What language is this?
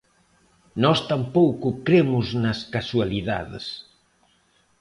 Galician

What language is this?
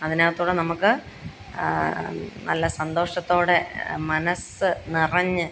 Malayalam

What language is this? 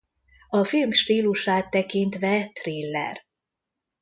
Hungarian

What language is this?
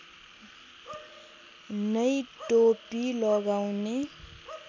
Nepali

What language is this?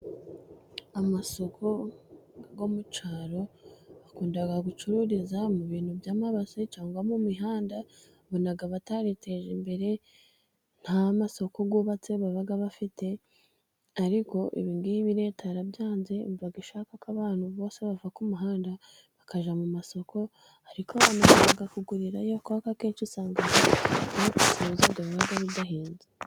Kinyarwanda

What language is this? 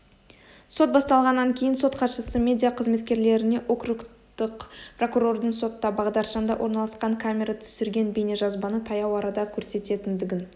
Kazakh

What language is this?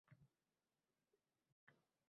Uzbek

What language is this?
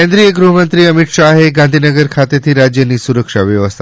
Gujarati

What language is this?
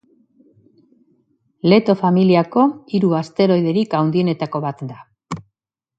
Basque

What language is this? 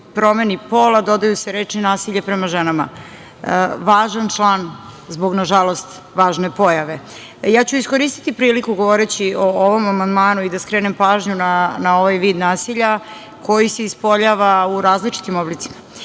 Serbian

